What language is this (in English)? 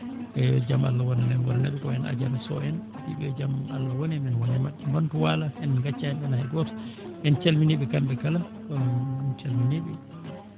Fula